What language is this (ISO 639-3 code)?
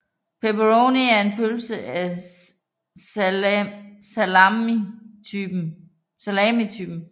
dan